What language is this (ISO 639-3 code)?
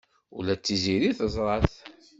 kab